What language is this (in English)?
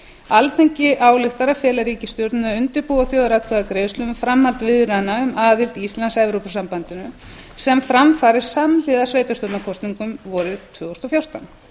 Icelandic